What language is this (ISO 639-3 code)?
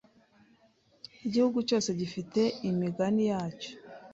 kin